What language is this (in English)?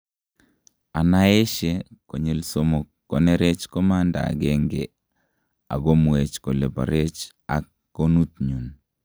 Kalenjin